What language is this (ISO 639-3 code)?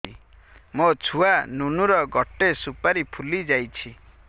ori